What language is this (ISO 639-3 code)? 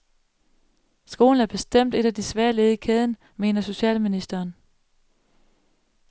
dan